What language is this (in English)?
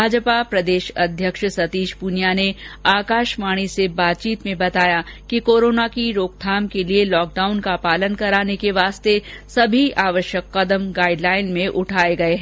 Hindi